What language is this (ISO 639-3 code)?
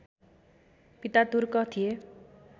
nep